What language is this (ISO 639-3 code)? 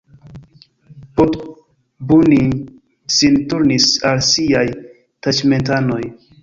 epo